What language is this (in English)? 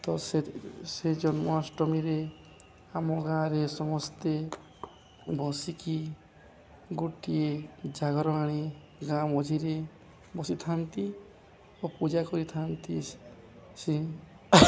Odia